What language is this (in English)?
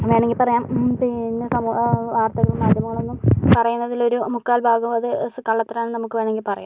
Malayalam